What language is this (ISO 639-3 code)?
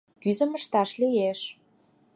chm